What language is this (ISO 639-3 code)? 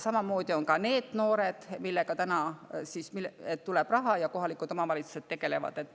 est